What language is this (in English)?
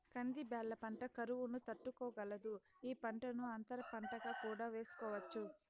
Telugu